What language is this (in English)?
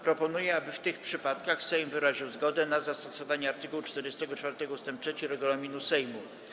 Polish